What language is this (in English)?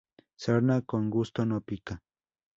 Spanish